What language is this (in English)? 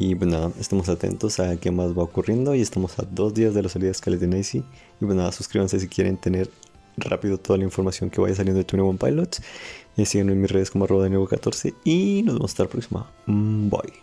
Spanish